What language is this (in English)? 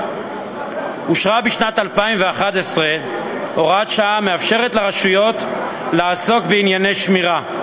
Hebrew